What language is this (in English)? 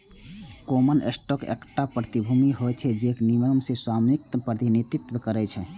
Maithili